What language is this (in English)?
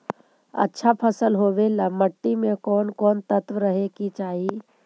Magahi